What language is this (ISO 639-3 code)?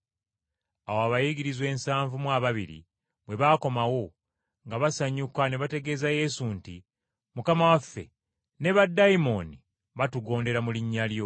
lug